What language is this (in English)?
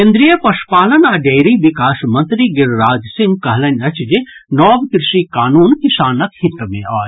Maithili